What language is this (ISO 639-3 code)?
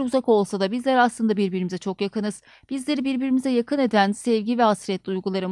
tur